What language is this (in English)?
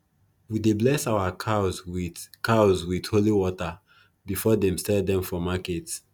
Nigerian Pidgin